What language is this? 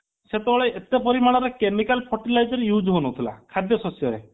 Odia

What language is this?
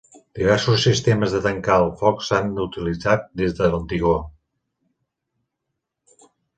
Catalan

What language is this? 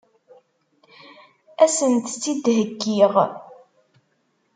Kabyle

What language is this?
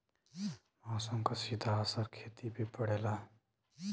Bhojpuri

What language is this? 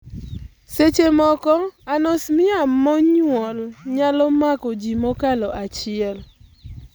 Luo (Kenya and Tanzania)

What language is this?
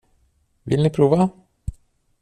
Swedish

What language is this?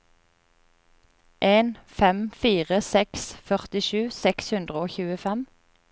Norwegian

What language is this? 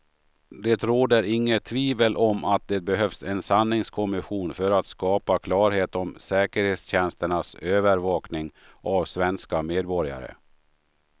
Swedish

